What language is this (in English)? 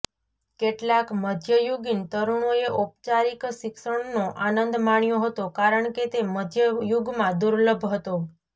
Gujarati